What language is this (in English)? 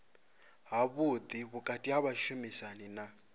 Venda